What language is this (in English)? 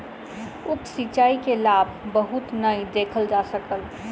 Maithili